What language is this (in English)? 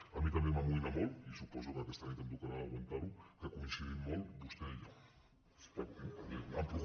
Catalan